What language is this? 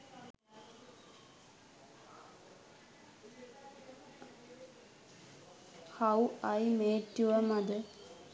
Sinhala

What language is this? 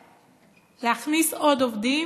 Hebrew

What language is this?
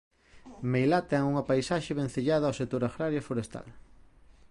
Galician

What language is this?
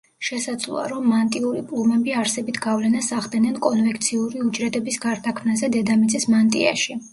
Georgian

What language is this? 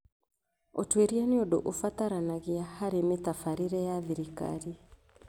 Kikuyu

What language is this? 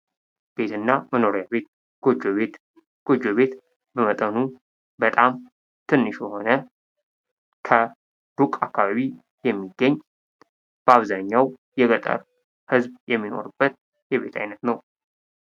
Amharic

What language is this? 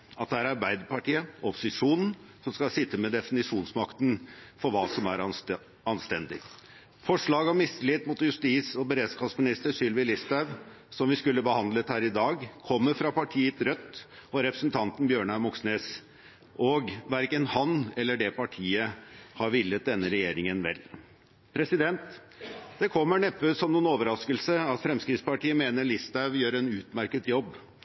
Norwegian Bokmål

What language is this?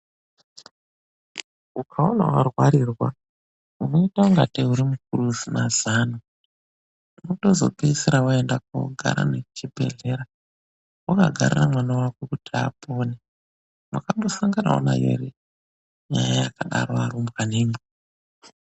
Ndau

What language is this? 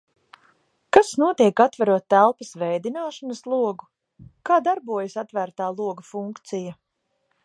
Latvian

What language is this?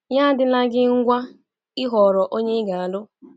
Igbo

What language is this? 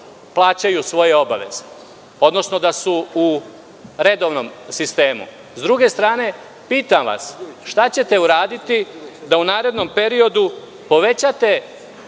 Serbian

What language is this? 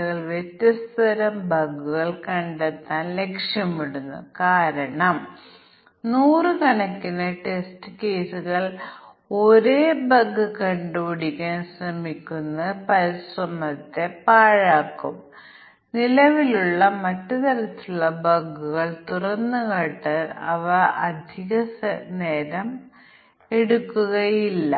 Malayalam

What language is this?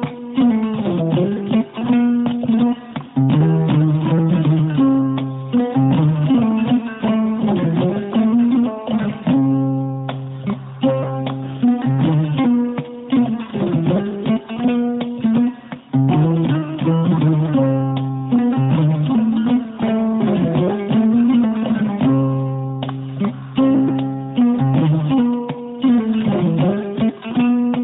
Fula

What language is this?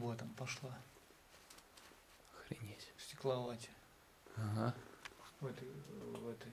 Russian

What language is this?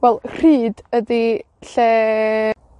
Welsh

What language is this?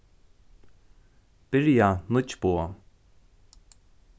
Faroese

